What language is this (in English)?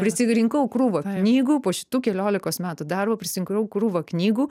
Lithuanian